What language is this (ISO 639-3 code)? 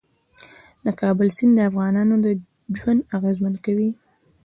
pus